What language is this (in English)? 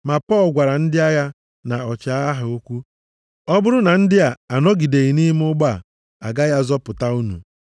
Igbo